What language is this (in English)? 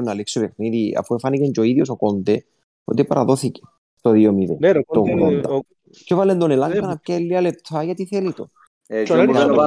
Greek